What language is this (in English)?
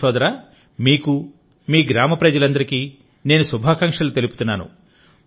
Telugu